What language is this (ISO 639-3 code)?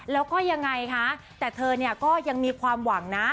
tha